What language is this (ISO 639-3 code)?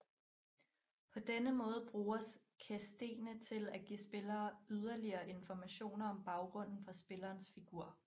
dan